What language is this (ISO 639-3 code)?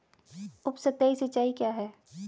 hin